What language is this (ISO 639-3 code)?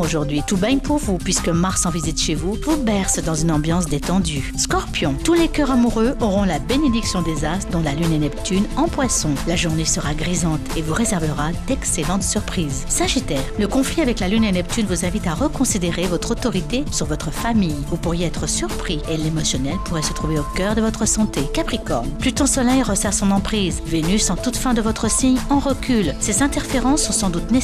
fra